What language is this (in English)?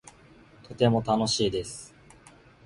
Japanese